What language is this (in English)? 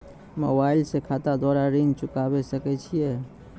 Maithili